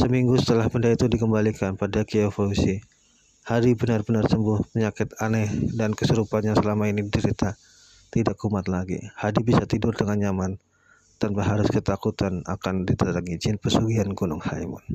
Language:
Indonesian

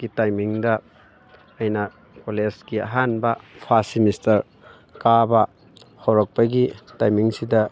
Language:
Manipuri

